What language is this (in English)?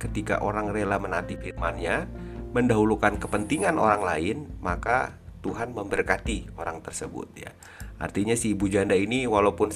Indonesian